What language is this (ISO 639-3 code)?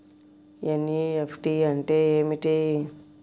tel